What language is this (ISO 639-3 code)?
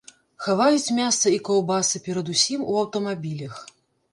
bel